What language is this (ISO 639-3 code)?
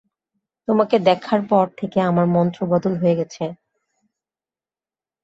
ben